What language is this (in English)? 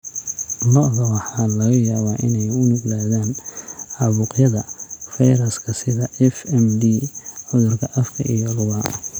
Somali